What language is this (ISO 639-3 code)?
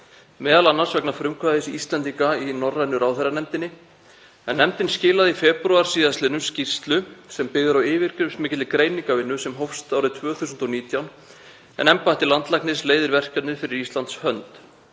isl